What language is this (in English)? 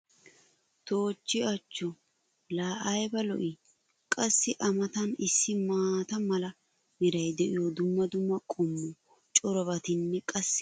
Wolaytta